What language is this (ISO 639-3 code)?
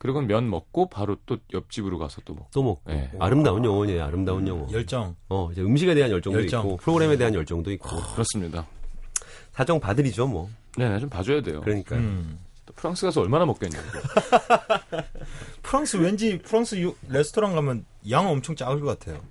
kor